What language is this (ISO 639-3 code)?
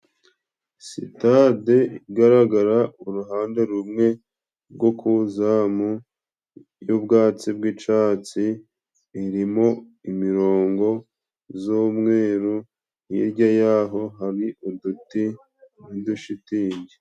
kin